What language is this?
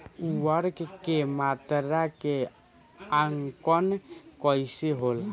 Bhojpuri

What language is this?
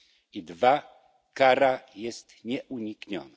Polish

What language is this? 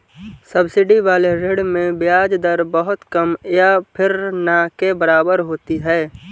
Hindi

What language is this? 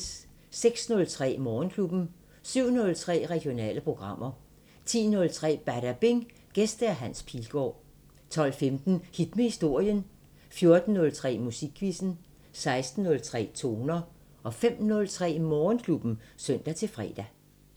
Danish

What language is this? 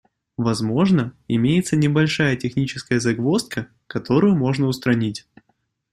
Russian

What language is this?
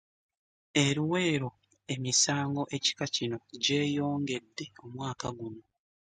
Ganda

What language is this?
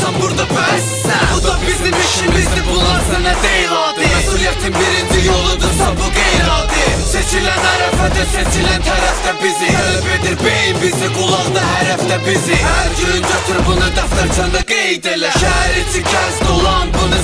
Turkish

